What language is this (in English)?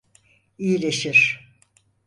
Turkish